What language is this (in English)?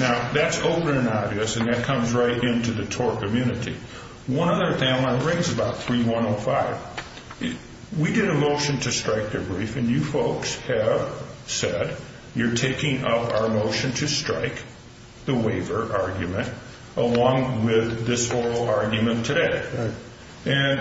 English